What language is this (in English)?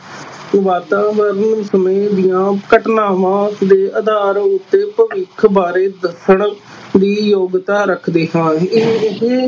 Punjabi